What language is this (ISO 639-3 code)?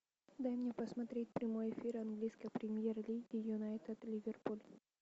rus